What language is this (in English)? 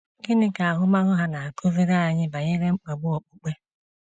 Igbo